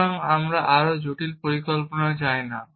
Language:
Bangla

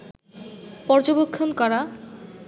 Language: Bangla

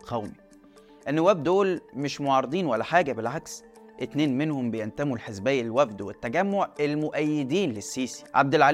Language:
Arabic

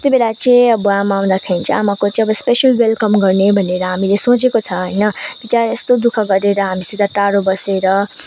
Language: Nepali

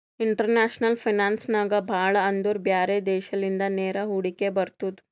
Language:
Kannada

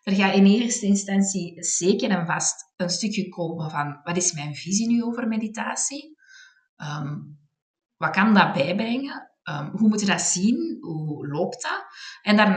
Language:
Dutch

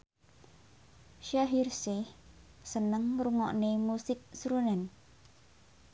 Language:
Javanese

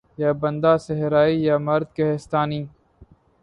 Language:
Urdu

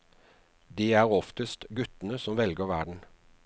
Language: Norwegian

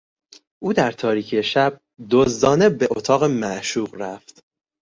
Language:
Persian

